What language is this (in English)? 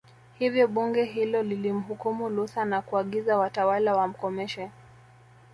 Swahili